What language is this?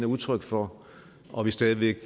Danish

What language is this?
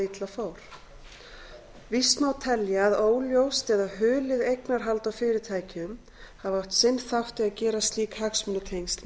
Icelandic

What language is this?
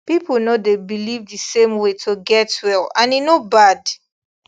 Nigerian Pidgin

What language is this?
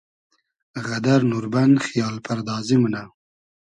Hazaragi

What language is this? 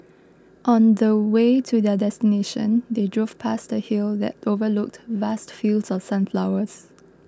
English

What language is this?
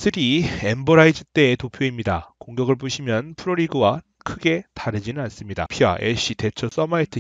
Korean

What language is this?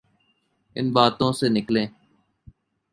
Urdu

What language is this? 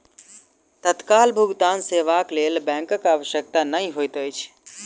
Maithili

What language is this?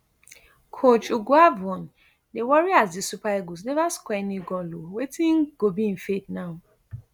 Nigerian Pidgin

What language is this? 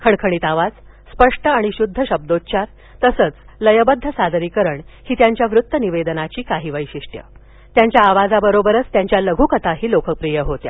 Marathi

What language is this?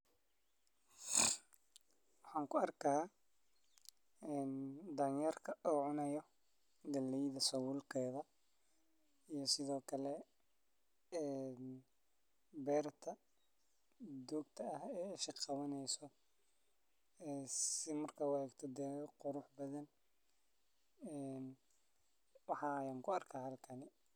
Somali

